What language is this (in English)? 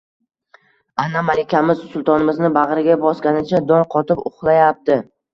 Uzbek